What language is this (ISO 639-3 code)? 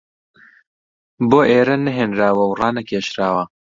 ckb